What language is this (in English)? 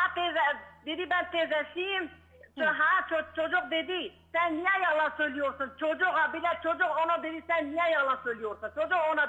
Turkish